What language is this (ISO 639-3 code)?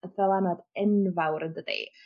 cym